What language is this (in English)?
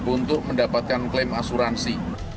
Indonesian